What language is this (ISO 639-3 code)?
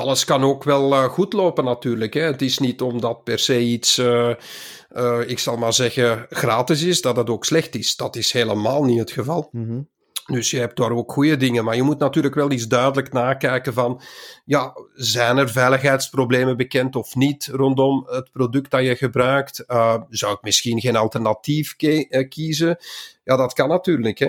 nld